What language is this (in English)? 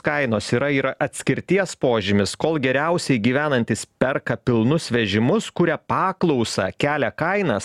Lithuanian